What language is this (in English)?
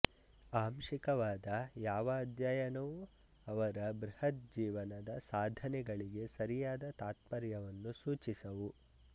Kannada